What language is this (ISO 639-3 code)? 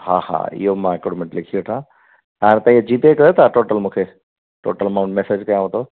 snd